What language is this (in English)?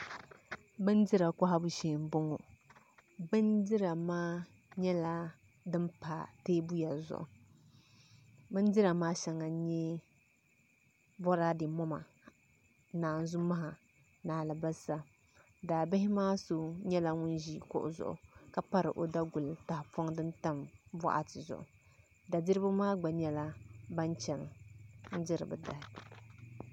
Dagbani